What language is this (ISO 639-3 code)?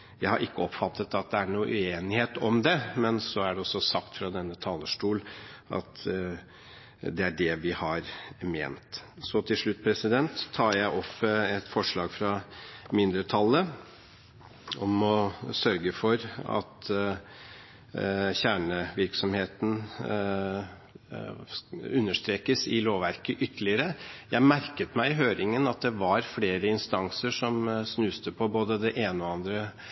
nob